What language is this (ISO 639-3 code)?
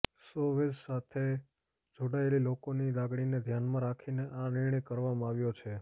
guj